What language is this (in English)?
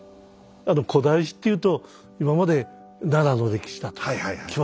Japanese